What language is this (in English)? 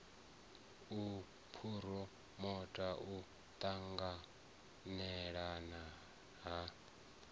Venda